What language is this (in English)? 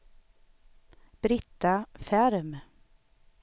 Swedish